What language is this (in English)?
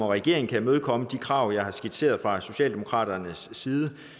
Danish